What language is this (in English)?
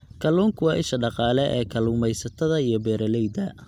Somali